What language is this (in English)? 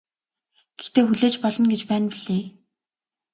Mongolian